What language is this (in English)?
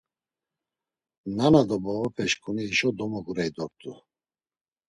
Laz